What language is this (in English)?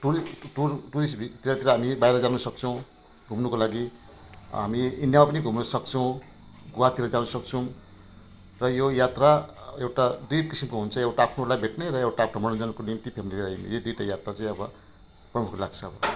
Nepali